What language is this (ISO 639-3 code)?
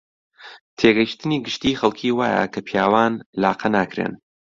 ckb